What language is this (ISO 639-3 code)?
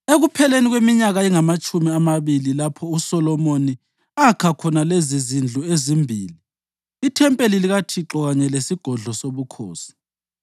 nde